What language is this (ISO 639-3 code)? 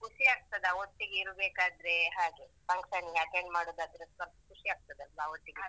kan